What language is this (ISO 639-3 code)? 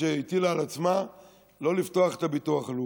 heb